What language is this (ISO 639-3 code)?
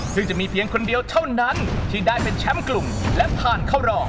tha